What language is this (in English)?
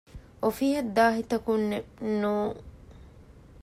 Divehi